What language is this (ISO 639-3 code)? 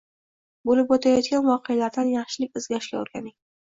uzb